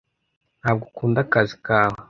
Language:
Kinyarwanda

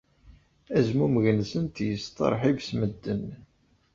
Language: Kabyle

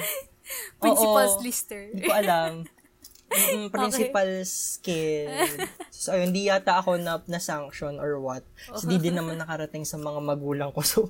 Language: Filipino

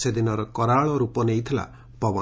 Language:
Odia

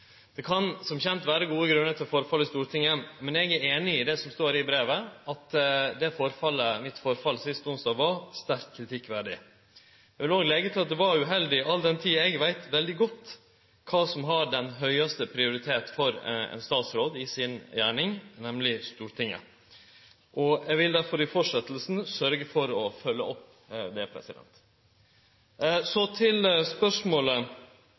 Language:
Norwegian Nynorsk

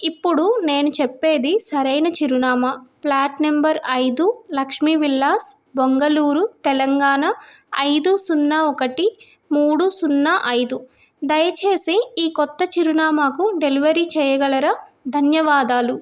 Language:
Telugu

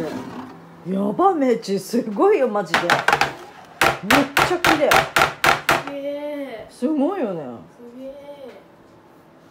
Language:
Japanese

